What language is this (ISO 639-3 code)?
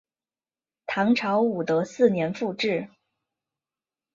zho